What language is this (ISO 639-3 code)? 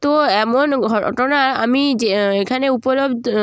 ben